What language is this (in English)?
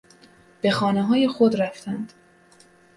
Persian